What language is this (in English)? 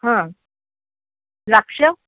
Marathi